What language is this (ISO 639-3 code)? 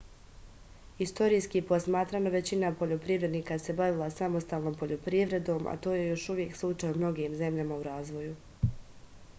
srp